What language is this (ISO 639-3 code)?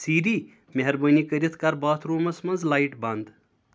kas